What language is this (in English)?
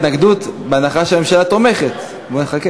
Hebrew